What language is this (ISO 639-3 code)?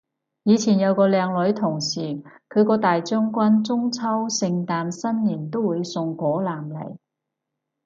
yue